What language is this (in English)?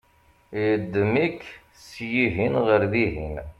Kabyle